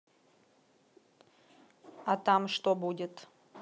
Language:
Russian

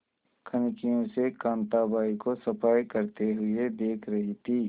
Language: Hindi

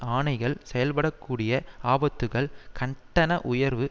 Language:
Tamil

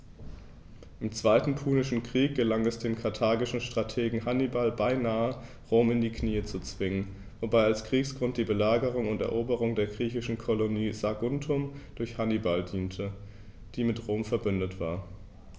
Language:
German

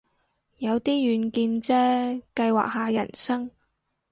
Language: Cantonese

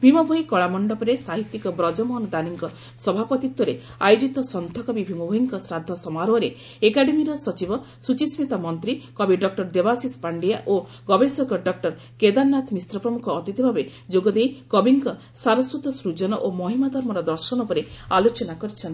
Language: Odia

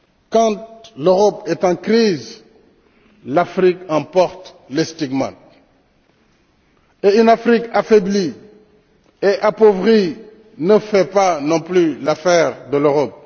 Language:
French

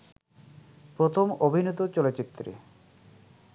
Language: Bangla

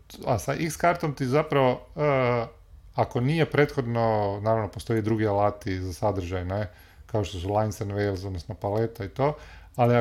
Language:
Croatian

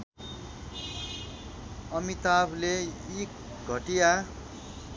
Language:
Nepali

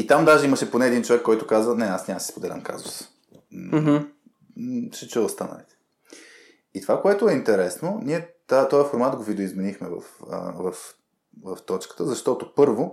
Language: Bulgarian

